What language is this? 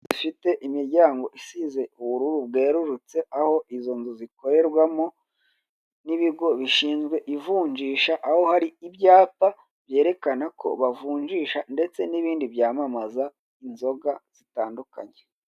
Kinyarwanda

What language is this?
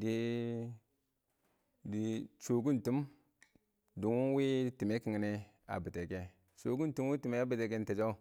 Awak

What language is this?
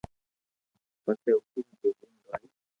Loarki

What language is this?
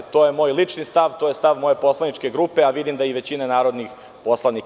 Serbian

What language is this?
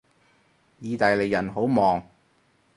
Cantonese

